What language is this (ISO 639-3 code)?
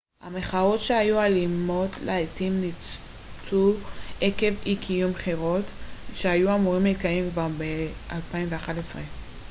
heb